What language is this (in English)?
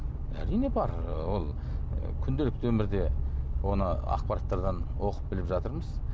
Kazakh